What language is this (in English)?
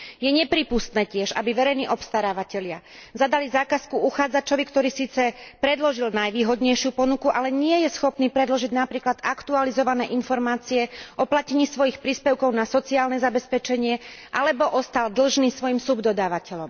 Slovak